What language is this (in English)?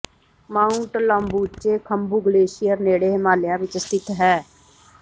Punjabi